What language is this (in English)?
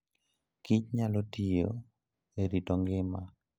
Luo (Kenya and Tanzania)